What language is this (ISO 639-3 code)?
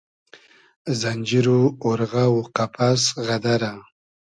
haz